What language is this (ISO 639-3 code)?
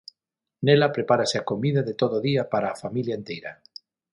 glg